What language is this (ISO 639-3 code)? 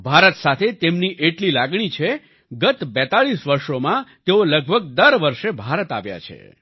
guj